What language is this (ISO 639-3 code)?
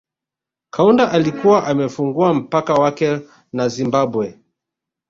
swa